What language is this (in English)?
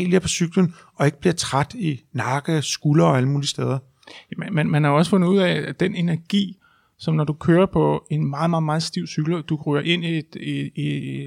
Danish